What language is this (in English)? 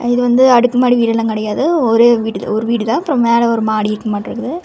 Tamil